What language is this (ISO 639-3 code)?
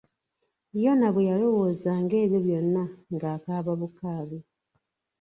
lug